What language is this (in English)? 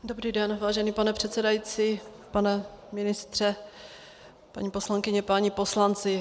Czech